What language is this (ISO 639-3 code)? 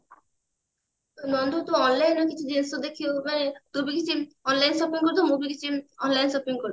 ori